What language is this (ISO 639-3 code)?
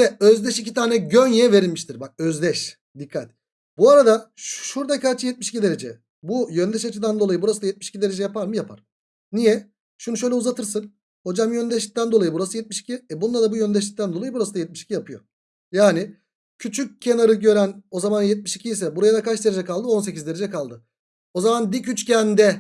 tur